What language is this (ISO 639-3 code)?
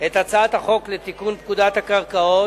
heb